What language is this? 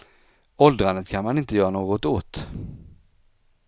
Swedish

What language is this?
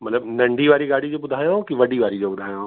Sindhi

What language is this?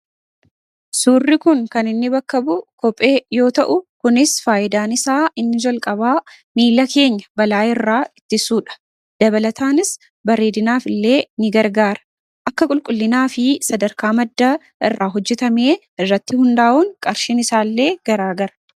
Oromo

